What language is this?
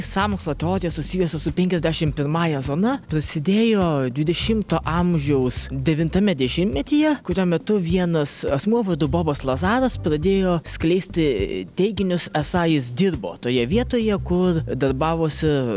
Lithuanian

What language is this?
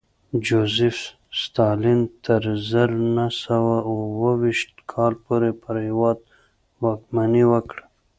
Pashto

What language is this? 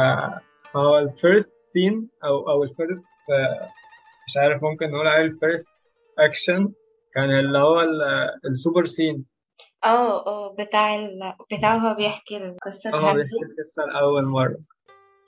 Arabic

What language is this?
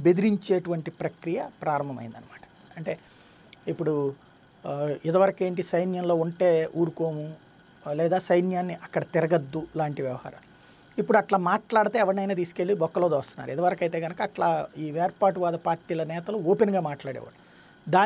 Hindi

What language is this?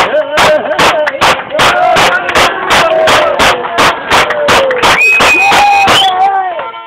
Turkish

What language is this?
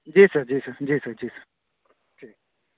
Urdu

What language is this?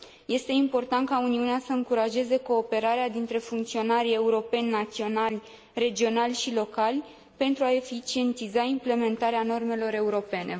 Romanian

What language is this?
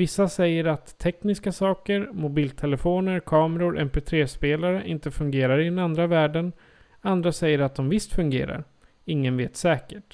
Swedish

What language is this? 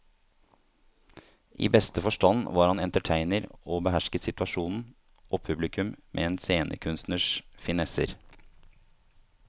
Norwegian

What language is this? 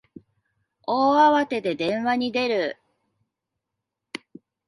Japanese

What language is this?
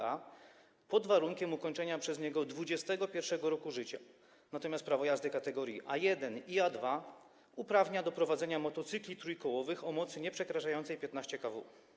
Polish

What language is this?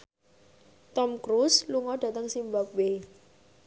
Javanese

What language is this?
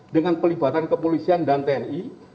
Indonesian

